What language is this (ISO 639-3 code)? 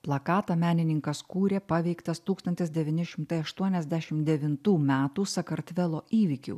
lit